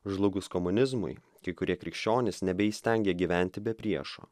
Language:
Lithuanian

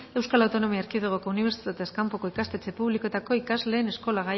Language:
Basque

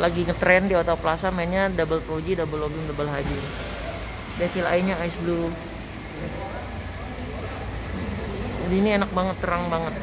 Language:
Indonesian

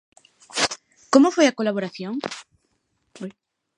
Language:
Galician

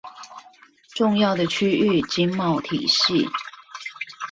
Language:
Chinese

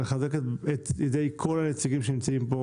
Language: Hebrew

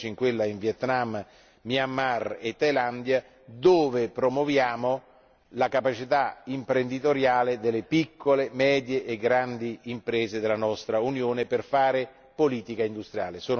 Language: Italian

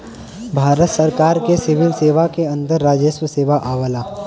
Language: Bhojpuri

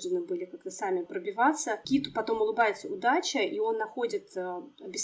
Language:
Russian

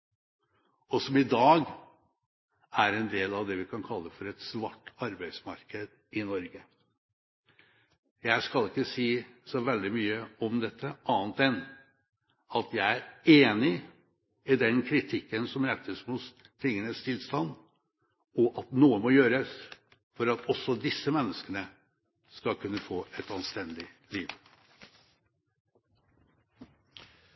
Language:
Norwegian Bokmål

